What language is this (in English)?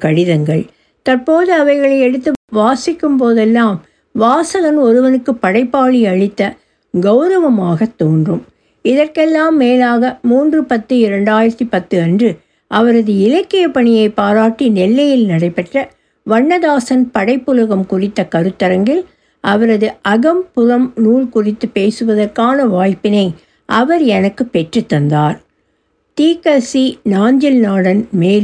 Tamil